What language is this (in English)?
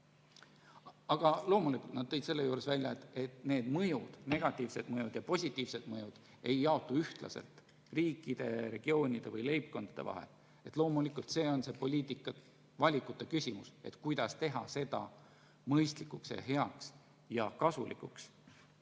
Estonian